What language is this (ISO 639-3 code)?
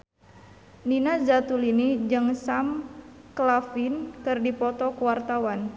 sun